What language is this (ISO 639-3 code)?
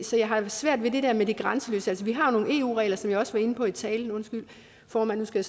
dan